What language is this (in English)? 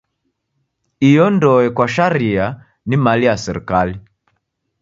Taita